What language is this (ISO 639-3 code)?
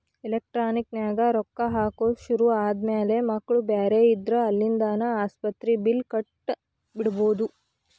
kan